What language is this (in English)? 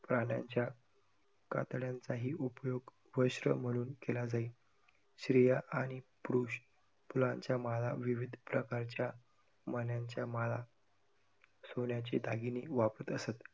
Marathi